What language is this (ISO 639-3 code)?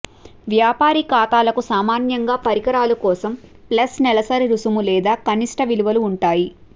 tel